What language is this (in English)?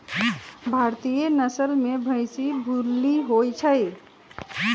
Magahi